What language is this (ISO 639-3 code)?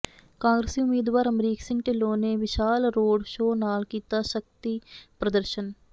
pan